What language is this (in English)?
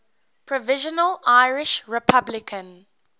English